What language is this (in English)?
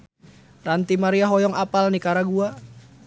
Sundanese